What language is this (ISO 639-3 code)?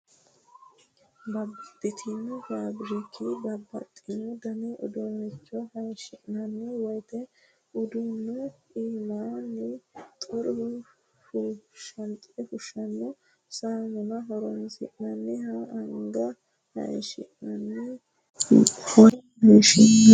sid